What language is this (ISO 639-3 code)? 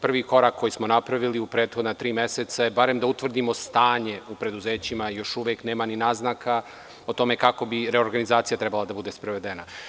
srp